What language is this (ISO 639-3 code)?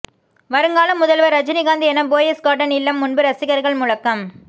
tam